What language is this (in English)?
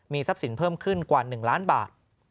Thai